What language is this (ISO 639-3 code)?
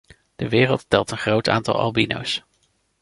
nld